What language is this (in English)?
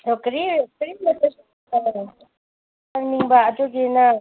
Manipuri